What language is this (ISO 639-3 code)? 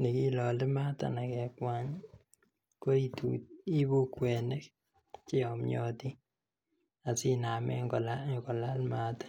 kln